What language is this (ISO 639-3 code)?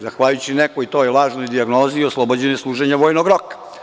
srp